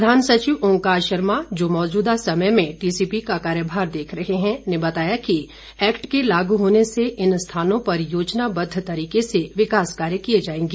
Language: Hindi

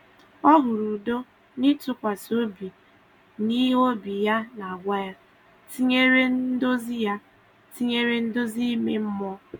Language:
Igbo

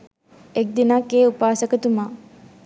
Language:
Sinhala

